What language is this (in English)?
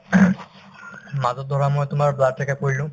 Assamese